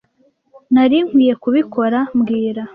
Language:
Kinyarwanda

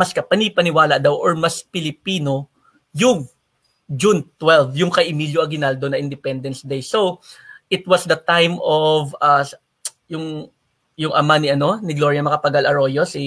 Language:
Filipino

